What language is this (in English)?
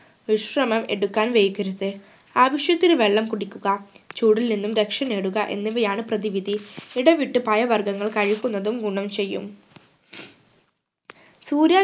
Malayalam